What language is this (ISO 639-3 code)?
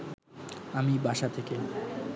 ben